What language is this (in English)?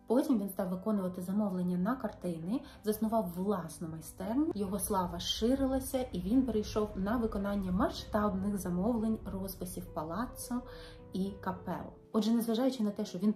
Ukrainian